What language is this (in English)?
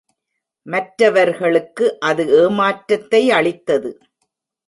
Tamil